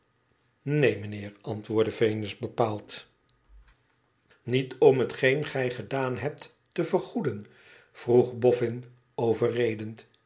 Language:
Dutch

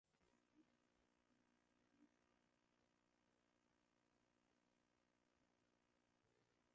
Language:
Swahili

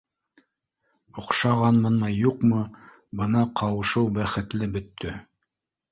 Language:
Bashkir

